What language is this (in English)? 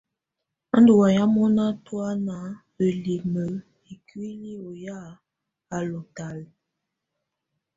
Tunen